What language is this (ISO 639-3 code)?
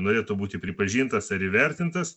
lit